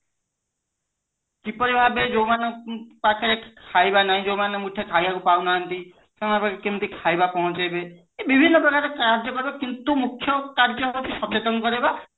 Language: Odia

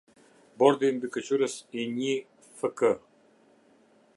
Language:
Albanian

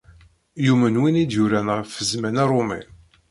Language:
Kabyle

